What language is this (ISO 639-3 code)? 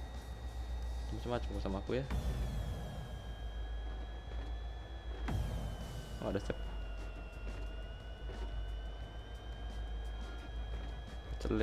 ind